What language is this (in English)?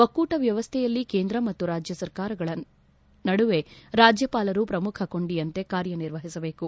Kannada